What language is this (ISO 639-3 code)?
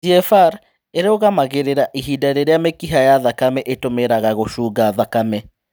kik